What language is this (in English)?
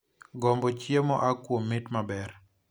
Luo (Kenya and Tanzania)